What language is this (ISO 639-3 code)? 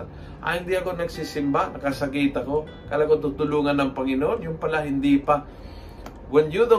fil